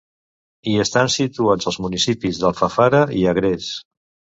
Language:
Catalan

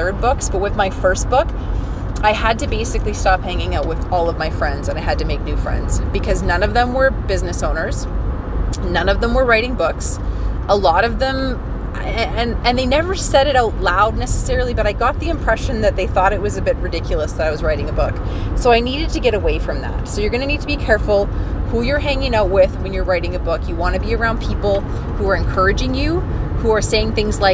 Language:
English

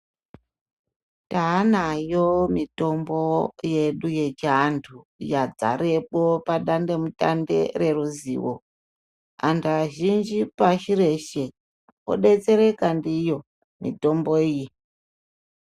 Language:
Ndau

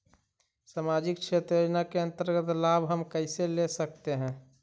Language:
Magahi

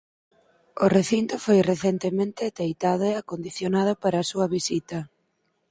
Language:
Galician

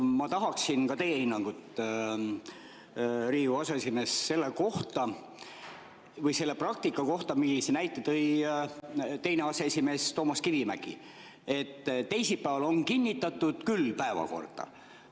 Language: Estonian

